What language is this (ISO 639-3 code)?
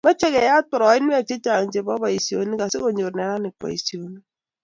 kln